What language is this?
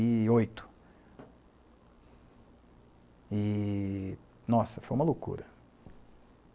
Portuguese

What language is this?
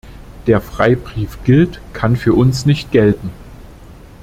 German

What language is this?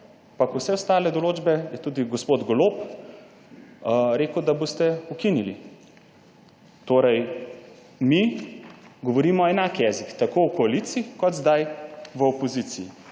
Slovenian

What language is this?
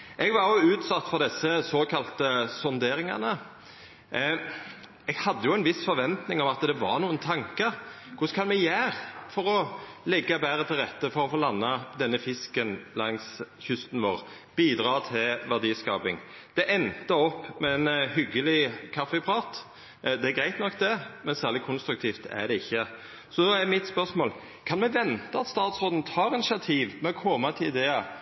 Norwegian Nynorsk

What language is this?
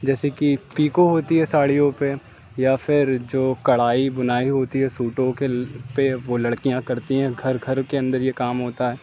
Urdu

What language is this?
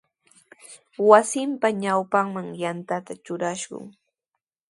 Sihuas Ancash Quechua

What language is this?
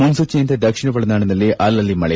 Kannada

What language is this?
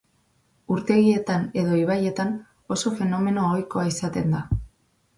Basque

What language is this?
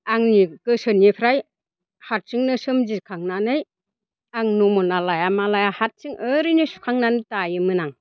Bodo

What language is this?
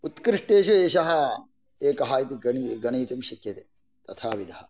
Sanskrit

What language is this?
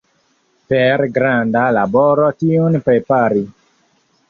Esperanto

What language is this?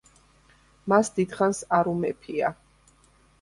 Georgian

